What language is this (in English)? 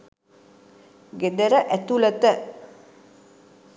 Sinhala